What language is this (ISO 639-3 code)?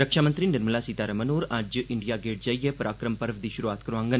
doi